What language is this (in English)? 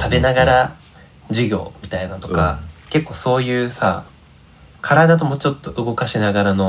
Japanese